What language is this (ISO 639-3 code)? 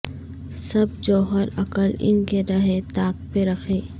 urd